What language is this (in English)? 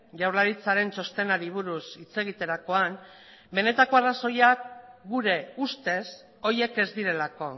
Basque